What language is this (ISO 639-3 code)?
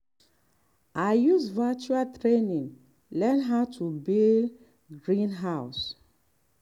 pcm